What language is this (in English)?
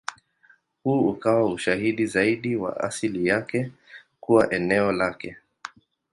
Swahili